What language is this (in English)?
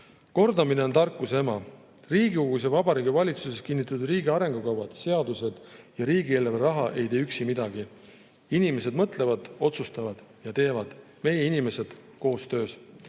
Estonian